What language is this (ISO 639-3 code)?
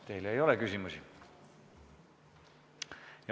est